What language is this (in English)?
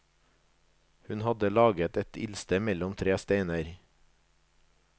Norwegian